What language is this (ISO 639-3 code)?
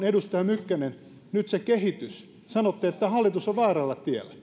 fin